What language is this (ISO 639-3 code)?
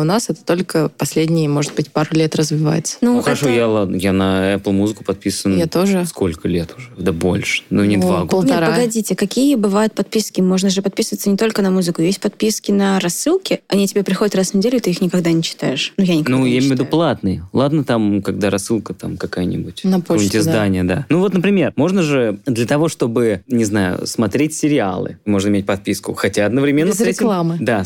rus